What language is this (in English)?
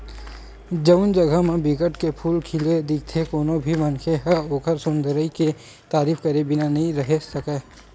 Chhattisgarhi